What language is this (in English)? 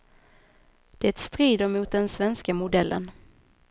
Swedish